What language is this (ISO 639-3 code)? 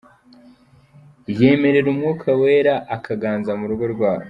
kin